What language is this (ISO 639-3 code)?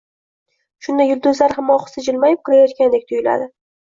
uzb